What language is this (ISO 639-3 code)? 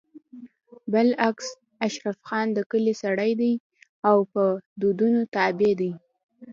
pus